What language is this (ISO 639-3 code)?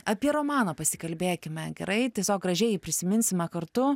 lit